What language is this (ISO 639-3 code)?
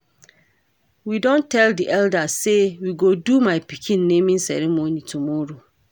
pcm